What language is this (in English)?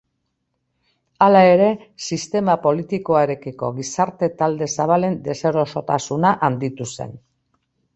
Basque